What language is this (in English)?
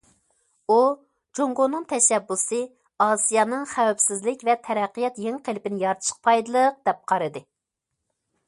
Uyghur